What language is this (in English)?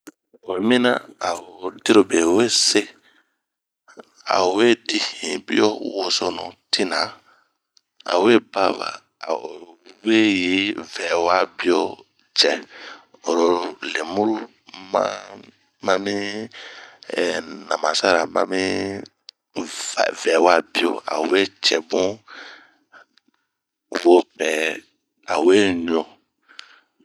Bomu